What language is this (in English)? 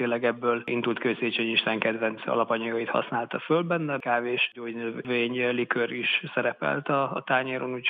Hungarian